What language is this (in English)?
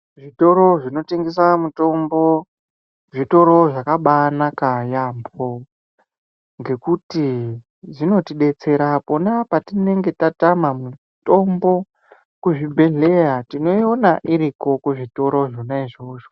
Ndau